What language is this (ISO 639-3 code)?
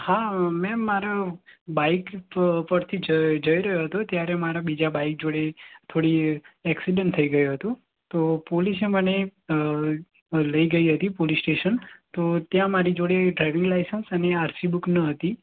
guj